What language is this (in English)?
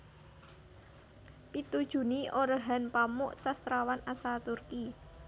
Javanese